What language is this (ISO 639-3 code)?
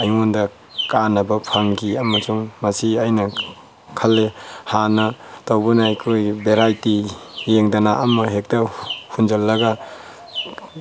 mni